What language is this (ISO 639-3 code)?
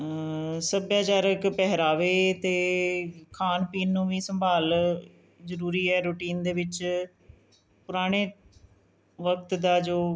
pan